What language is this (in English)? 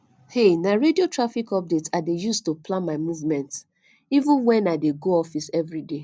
Nigerian Pidgin